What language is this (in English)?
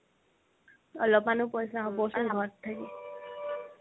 Assamese